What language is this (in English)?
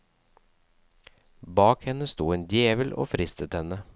Norwegian